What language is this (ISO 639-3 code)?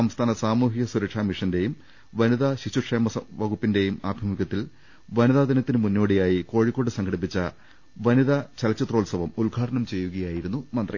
mal